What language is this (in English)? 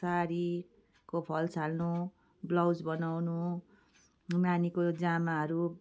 Nepali